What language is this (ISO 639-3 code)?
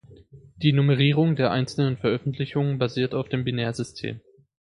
deu